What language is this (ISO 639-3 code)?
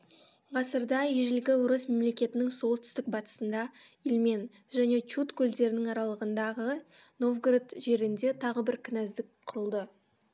kaz